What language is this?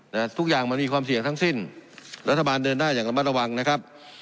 Thai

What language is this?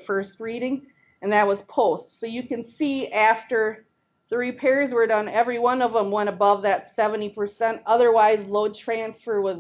English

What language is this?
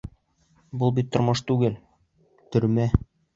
Bashkir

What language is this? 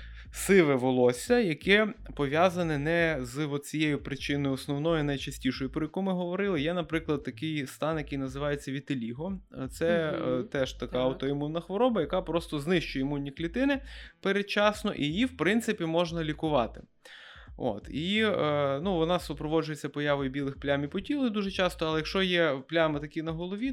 Ukrainian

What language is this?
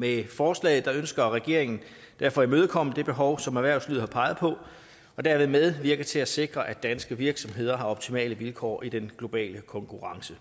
Danish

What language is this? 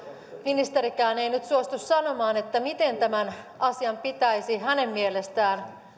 Finnish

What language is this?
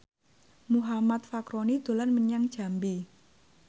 Javanese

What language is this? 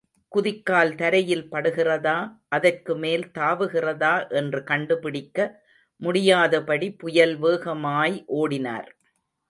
Tamil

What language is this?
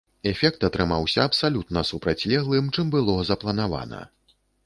Belarusian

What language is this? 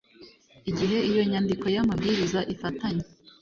Kinyarwanda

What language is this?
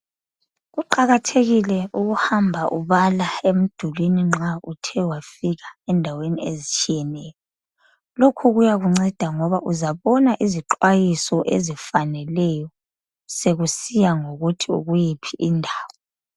North Ndebele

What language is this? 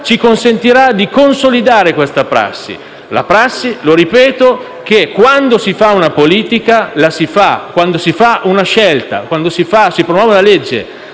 Italian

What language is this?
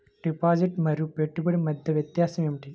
Telugu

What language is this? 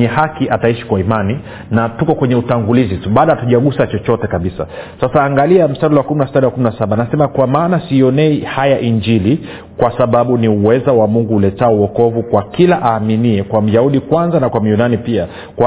Swahili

